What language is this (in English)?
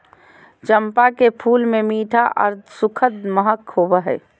Magahi